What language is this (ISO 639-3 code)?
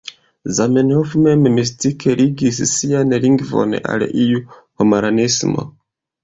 epo